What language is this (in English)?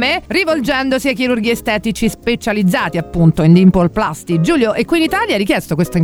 Italian